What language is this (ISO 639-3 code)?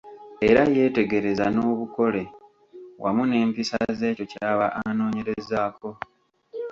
lug